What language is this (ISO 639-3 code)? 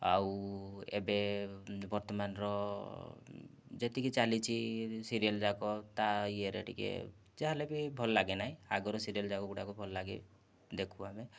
ori